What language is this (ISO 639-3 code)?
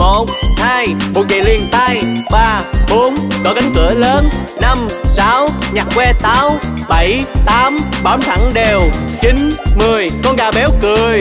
vie